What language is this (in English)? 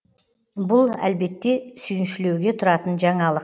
Kazakh